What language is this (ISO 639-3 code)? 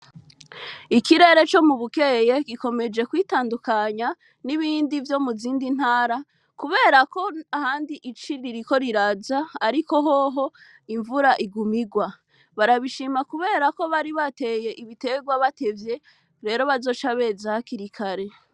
run